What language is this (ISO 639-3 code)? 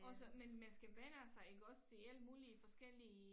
dan